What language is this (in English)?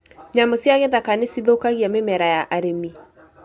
Kikuyu